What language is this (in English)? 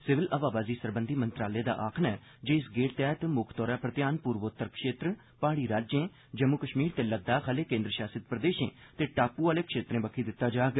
Dogri